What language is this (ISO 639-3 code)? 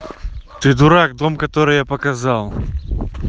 rus